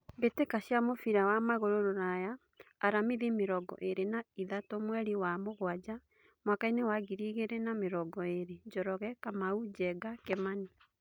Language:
Kikuyu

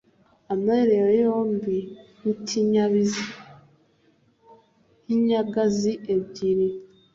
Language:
Kinyarwanda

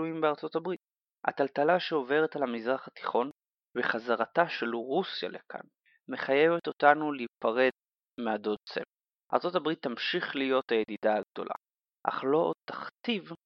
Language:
Hebrew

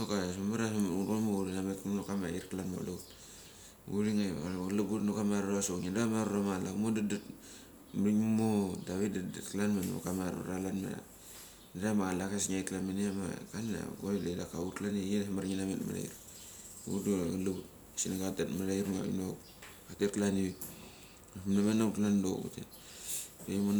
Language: Mali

